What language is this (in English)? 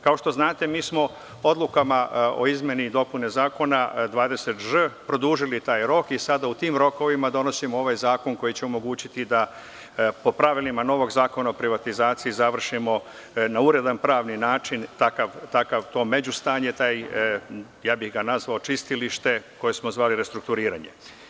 Serbian